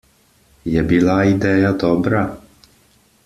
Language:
Slovenian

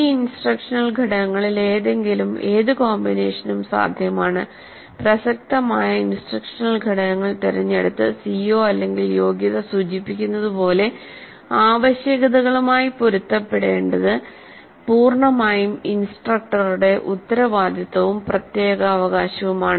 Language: Malayalam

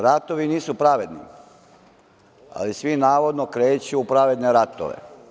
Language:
Serbian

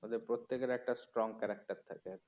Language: Bangla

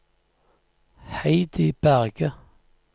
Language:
Norwegian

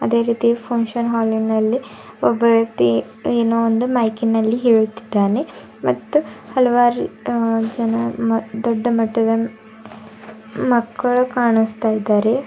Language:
Kannada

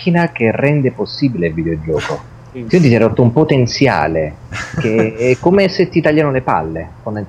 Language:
Italian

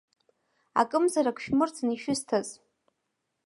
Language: Abkhazian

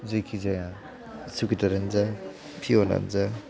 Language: Bodo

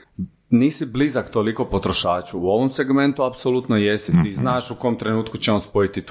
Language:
Croatian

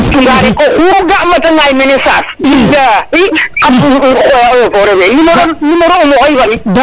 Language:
Serer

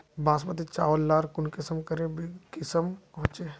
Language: Magahi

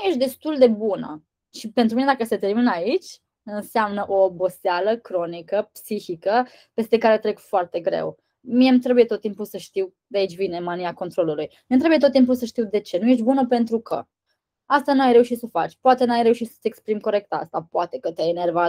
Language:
Romanian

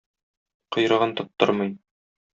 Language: Tatar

